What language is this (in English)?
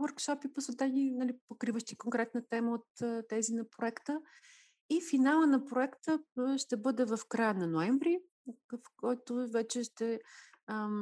Bulgarian